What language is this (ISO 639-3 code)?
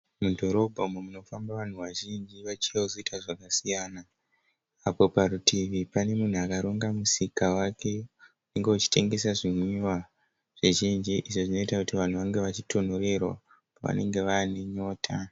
sna